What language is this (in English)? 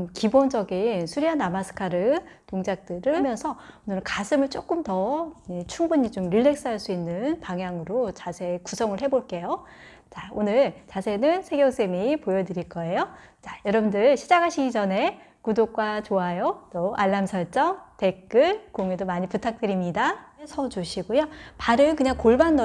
Korean